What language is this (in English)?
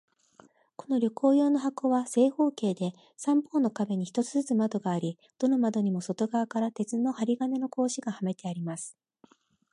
Japanese